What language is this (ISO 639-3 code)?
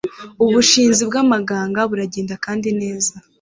kin